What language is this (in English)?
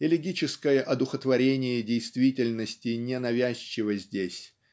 Russian